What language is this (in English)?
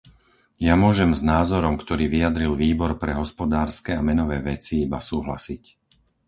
Slovak